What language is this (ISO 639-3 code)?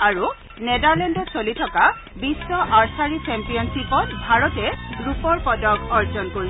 asm